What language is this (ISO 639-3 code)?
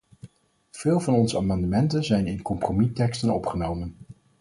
nld